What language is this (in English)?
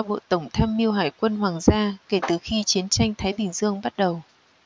Vietnamese